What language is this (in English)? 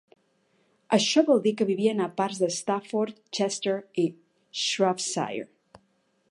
Catalan